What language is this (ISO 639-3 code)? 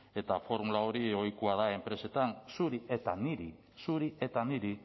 eus